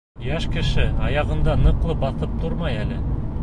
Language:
Bashkir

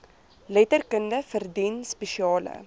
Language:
Afrikaans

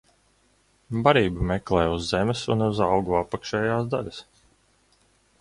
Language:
Latvian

